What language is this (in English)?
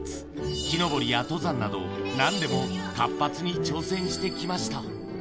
Japanese